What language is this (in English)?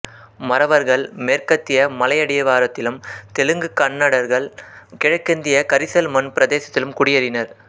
Tamil